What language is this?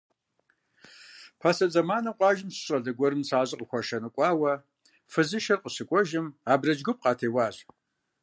Kabardian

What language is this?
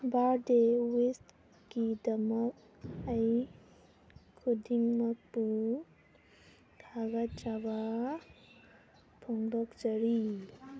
Manipuri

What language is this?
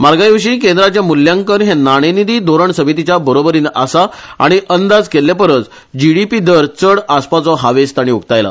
Konkani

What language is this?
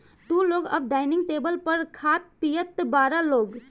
Bhojpuri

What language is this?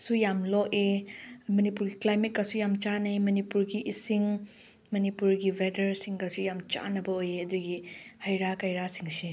Manipuri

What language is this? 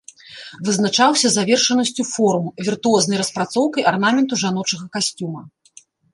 Belarusian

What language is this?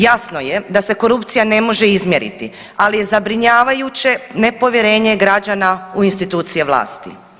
Croatian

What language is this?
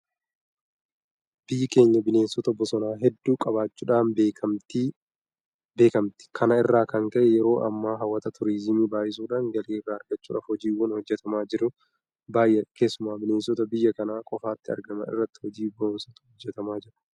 Oromo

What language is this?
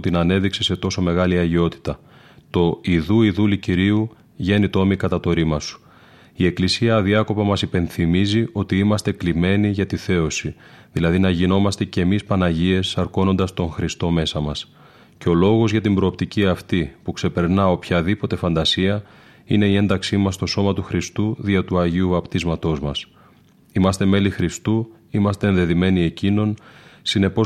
Greek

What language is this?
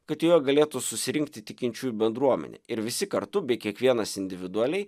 Lithuanian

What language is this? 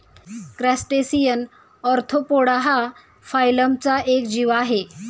Marathi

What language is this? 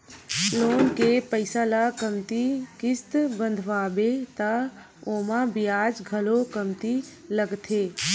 Chhattisgarhi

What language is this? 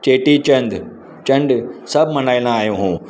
Sindhi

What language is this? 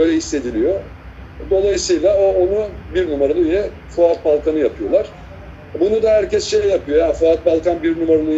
Turkish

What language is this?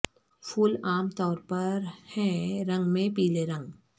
Urdu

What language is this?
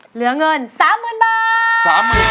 Thai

